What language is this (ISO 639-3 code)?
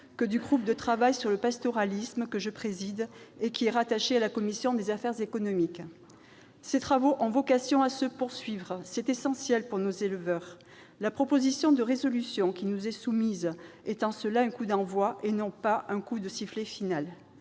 fra